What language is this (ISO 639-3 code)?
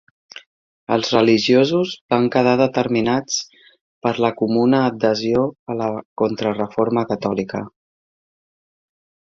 cat